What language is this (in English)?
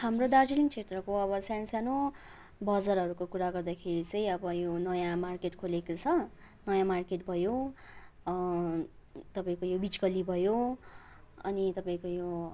Nepali